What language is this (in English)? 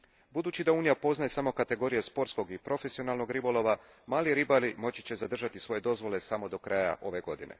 Croatian